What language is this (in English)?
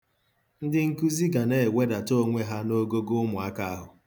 Igbo